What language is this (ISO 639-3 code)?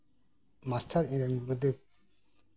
sat